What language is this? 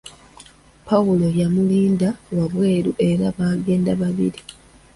Ganda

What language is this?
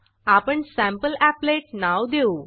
Marathi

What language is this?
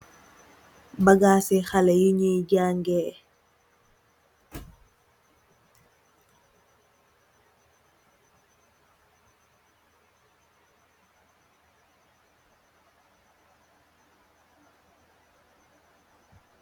Wolof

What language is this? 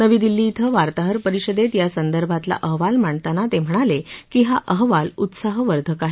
Marathi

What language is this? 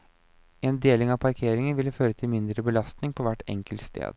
Norwegian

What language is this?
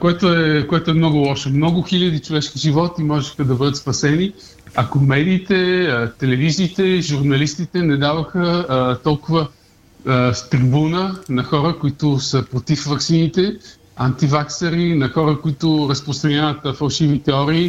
Bulgarian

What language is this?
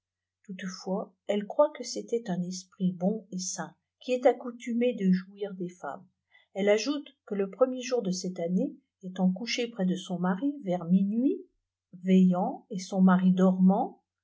French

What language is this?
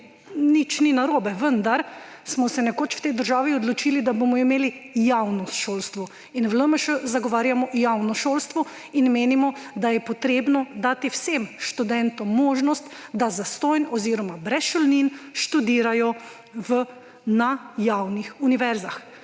Slovenian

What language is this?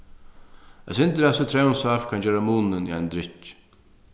Faroese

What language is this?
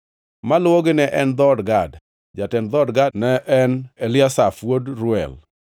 Luo (Kenya and Tanzania)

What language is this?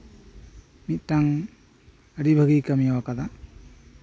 Santali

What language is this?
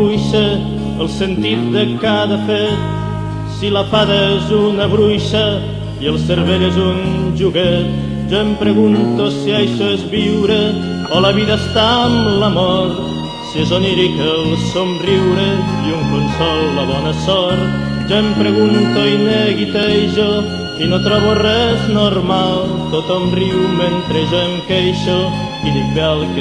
Catalan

